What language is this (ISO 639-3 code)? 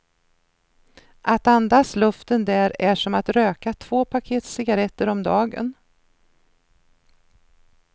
swe